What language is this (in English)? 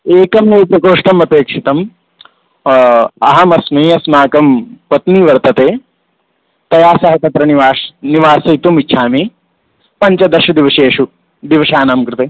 Sanskrit